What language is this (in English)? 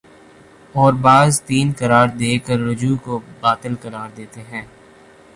Urdu